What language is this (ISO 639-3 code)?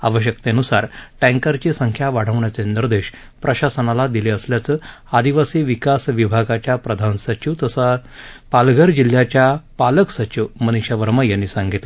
mar